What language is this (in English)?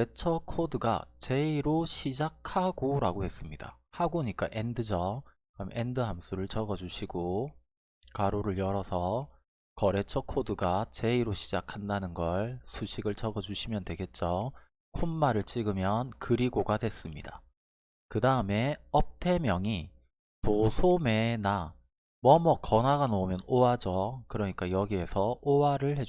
Korean